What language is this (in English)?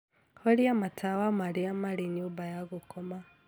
Kikuyu